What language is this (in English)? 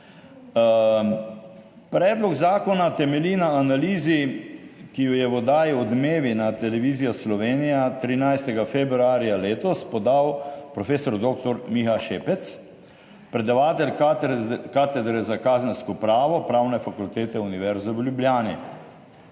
Slovenian